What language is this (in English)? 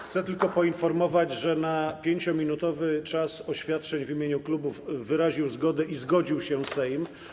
Polish